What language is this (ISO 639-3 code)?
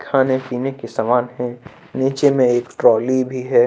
hin